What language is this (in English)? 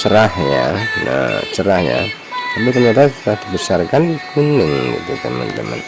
Indonesian